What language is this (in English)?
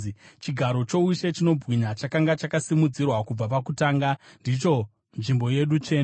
Shona